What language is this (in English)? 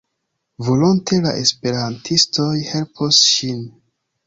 Esperanto